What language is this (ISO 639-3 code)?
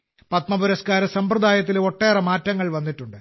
mal